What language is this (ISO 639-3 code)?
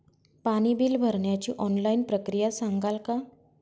mar